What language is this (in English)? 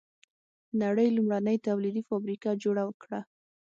Pashto